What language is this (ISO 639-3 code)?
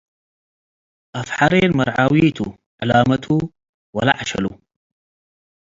tig